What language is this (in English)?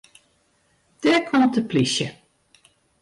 Western Frisian